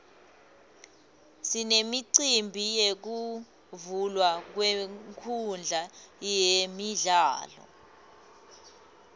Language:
Swati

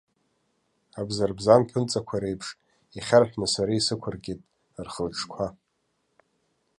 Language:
Abkhazian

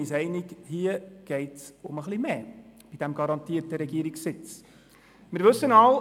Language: Swiss German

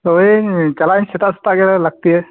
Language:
Santali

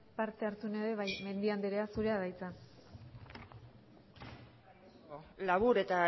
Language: Basque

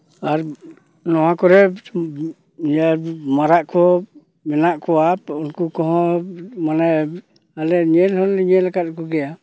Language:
Santali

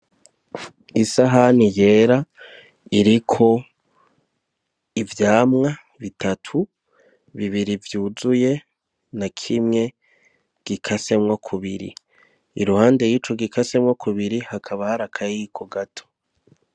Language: Rundi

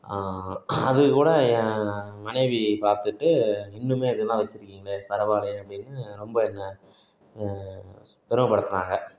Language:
Tamil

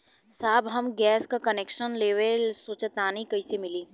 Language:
Bhojpuri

